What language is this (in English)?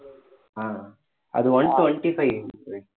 Tamil